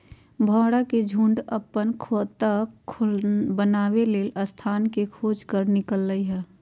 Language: Magahi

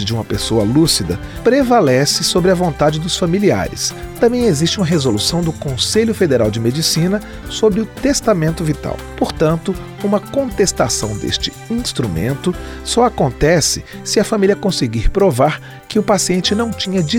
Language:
Portuguese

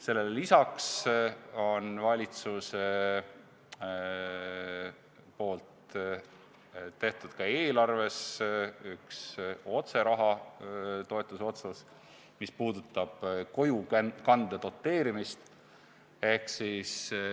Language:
Estonian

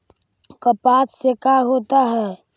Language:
Magahi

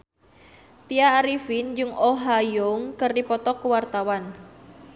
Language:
Sundanese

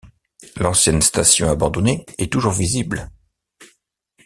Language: French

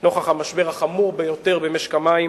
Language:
Hebrew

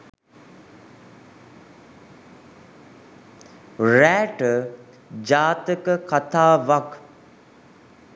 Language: Sinhala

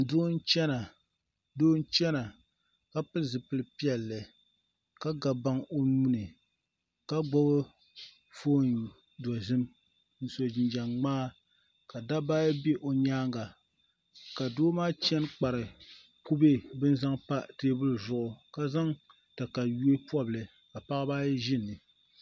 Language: Dagbani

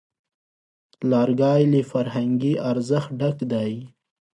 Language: Pashto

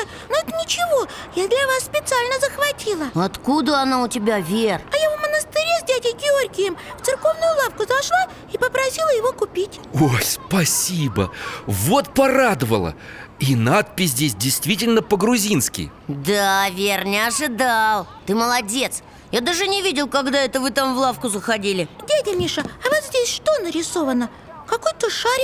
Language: Russian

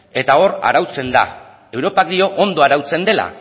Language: Basque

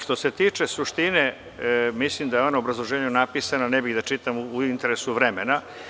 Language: Serbian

